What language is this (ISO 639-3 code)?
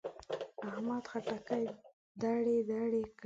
pus